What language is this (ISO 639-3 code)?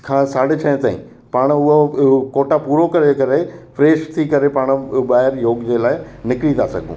snd